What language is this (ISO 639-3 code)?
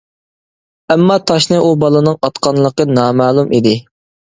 uig